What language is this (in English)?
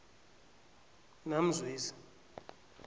South Ndebele